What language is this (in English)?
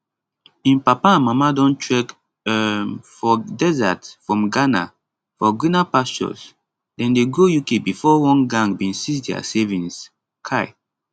Nigerian Pidgin